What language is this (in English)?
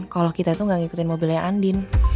Indonesian